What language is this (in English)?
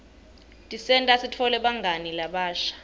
Swati